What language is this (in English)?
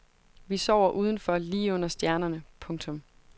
Danish